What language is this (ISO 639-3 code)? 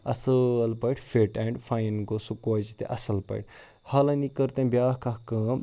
kas